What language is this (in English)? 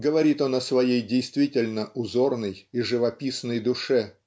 Russian